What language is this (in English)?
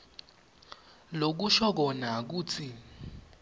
Swati